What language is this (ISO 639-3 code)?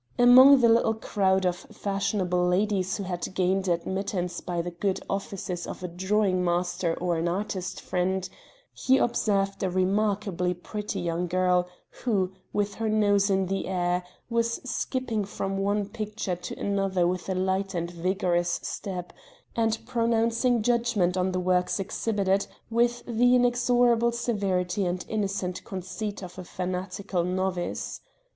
eng